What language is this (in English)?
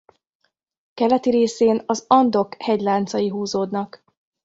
Hungarian